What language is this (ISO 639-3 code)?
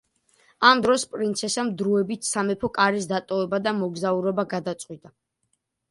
kat